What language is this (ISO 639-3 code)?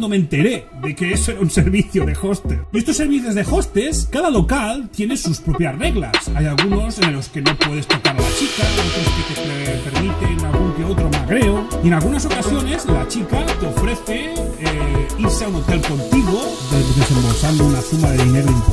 spa